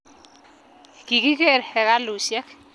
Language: Kalenjin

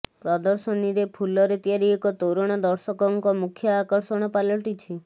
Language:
Odia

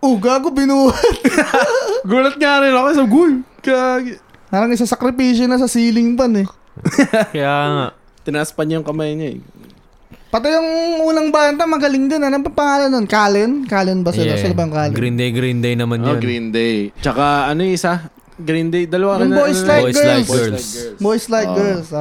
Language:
Filipino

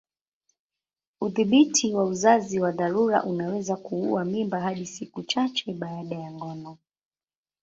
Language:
Swahili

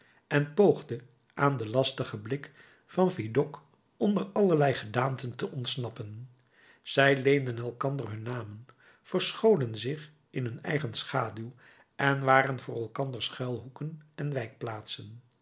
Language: Dutch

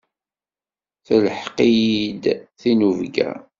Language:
Kabyle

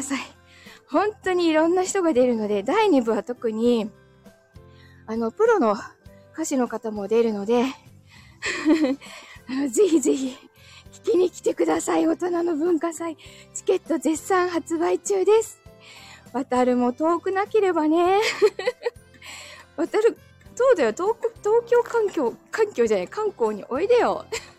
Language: Japanese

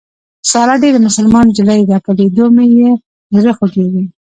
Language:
Pashto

